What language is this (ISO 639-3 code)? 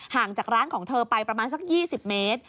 tha